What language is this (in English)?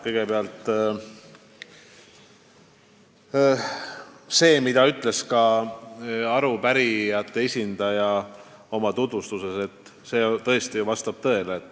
Estonian